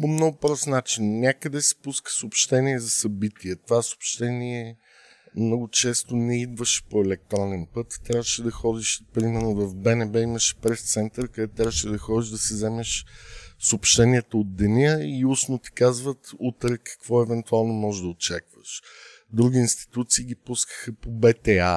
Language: Bulgarian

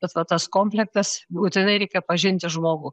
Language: Lithuanian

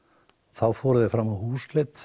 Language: Icelandic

